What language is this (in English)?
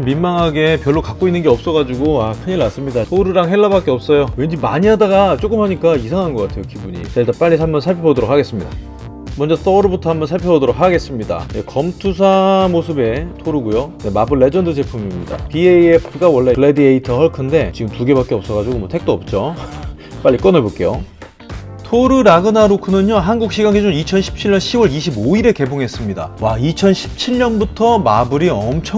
Korean